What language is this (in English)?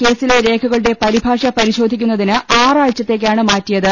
Malayalam